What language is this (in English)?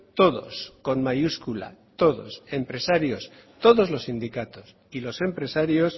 Spanish